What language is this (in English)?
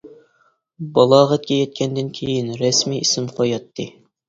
Uyghur